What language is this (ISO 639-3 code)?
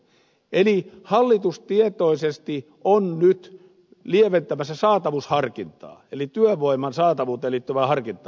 fin